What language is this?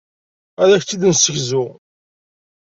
Kabyle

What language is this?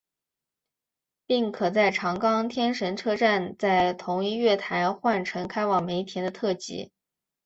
Chinese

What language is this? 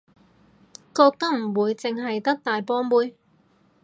Cantonese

